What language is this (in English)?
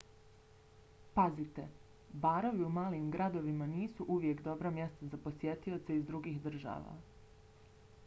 Bosnian